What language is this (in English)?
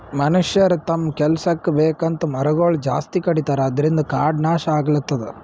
Kannada